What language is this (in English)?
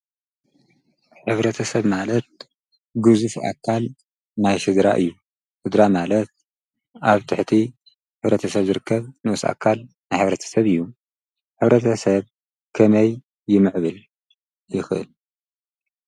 Tigrinya